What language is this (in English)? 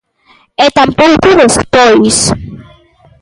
Galician